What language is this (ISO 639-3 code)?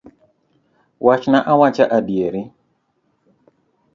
luo